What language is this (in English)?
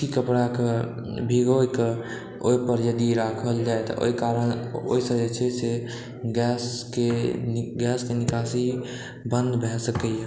Maithili